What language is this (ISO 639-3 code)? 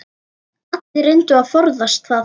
isl